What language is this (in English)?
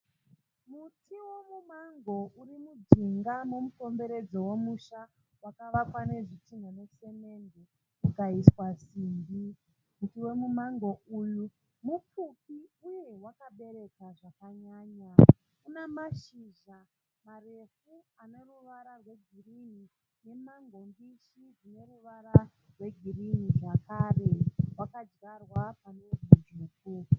Shona